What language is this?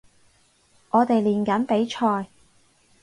Cantonese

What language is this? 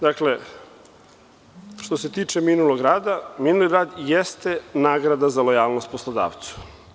Serbian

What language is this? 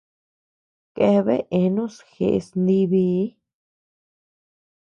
Tepeuxila Cuicatec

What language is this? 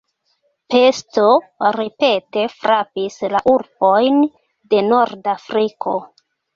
Esperanto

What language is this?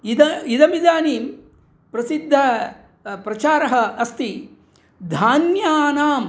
Sanskrit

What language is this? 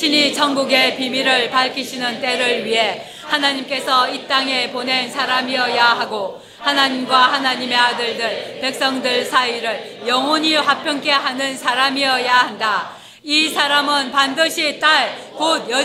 Korean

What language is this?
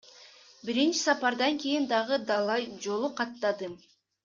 Kyrgyz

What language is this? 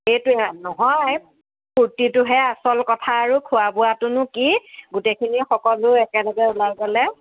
Assamese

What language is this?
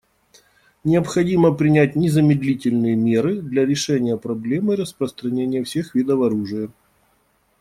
Russian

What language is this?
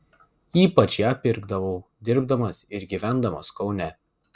Lithuanian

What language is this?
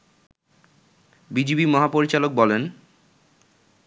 Bangla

